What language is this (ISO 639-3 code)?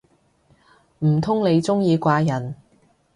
yue